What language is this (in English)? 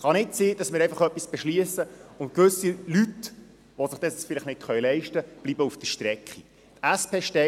Swiss German